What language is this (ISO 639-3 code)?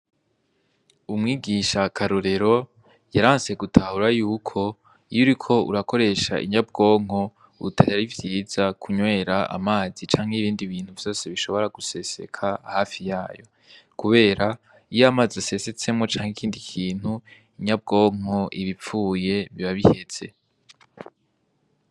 run